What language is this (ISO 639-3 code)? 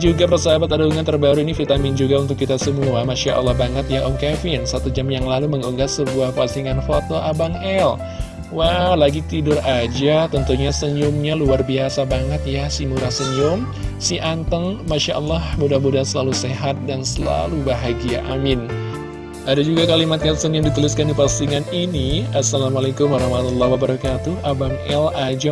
ind